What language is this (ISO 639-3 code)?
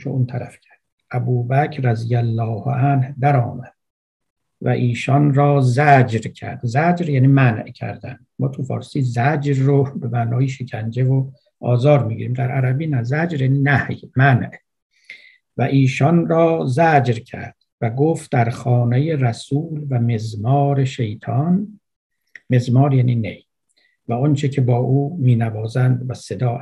fas